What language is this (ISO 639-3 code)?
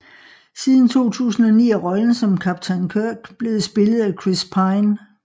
dan